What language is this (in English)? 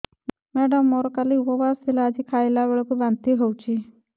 Odia